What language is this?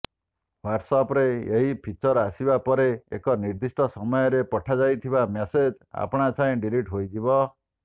Odia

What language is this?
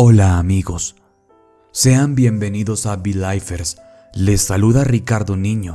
Spanish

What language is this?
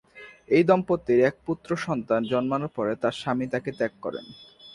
Bangla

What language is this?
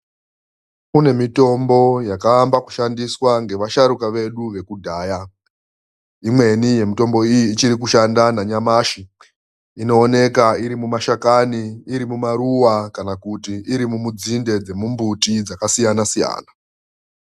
Ndau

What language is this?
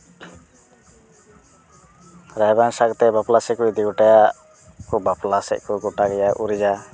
Santali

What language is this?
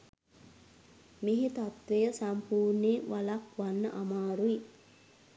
Sinhala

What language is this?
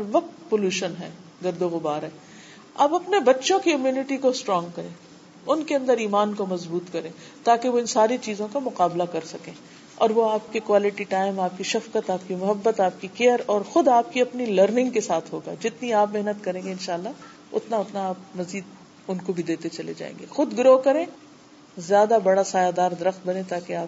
Urdu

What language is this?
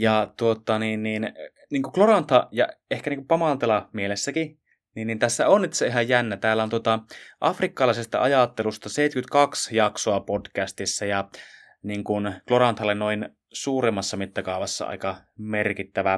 Finnish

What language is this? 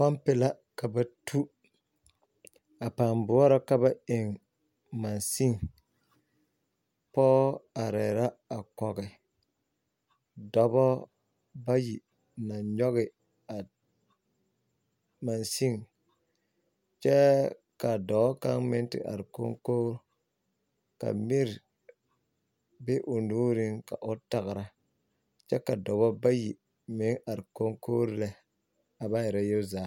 Southern Dagaare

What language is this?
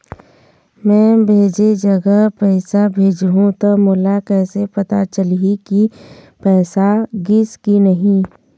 Chhattisgarhi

